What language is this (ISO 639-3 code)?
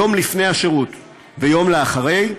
heb